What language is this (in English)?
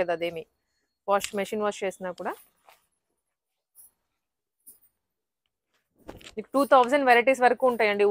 Telugu